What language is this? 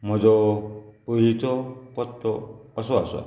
Konkani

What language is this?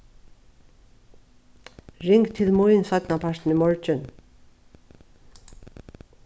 Faroese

